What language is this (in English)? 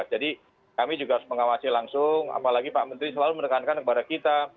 Indonesian